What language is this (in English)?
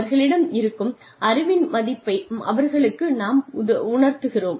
Tamil